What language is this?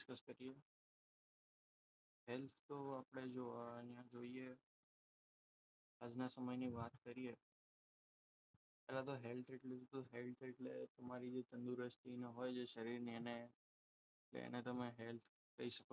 Gujarati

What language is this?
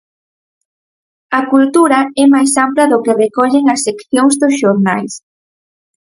Galician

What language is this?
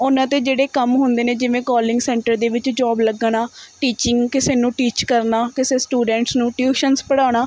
Punjabi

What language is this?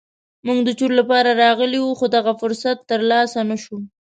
Pashto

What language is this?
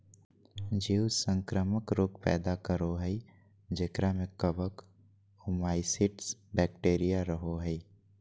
Magahi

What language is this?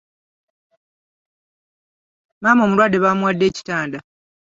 Ganda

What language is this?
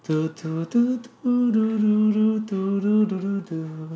English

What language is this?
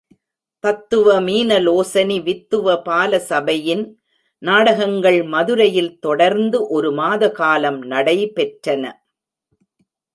Tamil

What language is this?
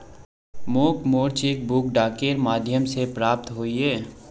Magahi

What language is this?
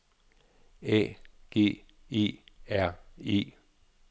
Danish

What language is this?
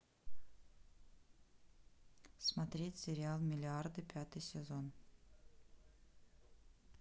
Russian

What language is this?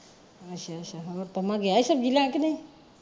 Punjabi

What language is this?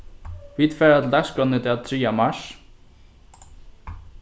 Faroese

